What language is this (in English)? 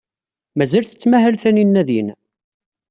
Kabyle